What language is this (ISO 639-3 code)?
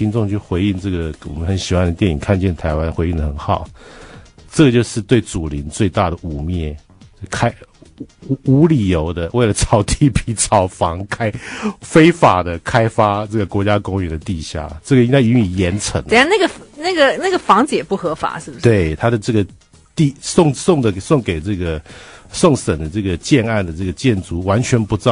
zho